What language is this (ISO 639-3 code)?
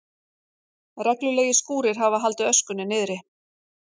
isl